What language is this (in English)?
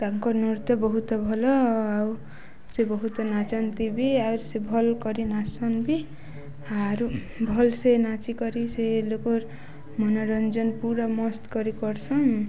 Odia